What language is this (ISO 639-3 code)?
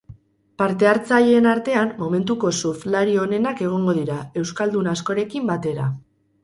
eus